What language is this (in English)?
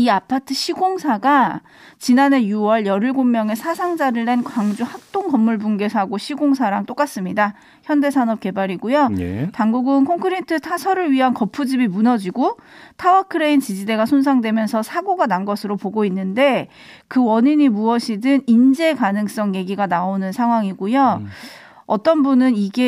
Korean